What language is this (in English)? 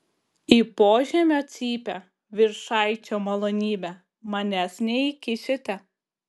Lithuanian